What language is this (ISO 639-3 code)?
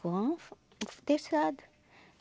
por